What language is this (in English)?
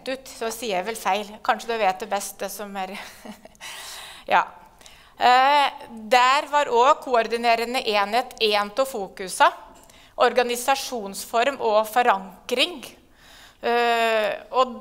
Norwegian